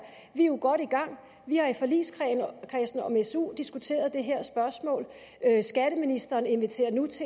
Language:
Danish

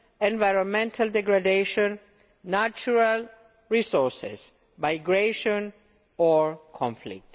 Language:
English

